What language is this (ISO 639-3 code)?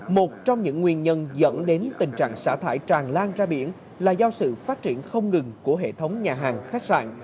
vie